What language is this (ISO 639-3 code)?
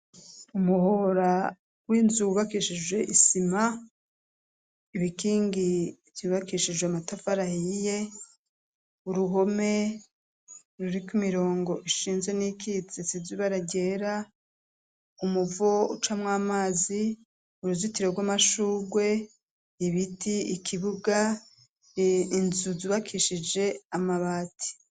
run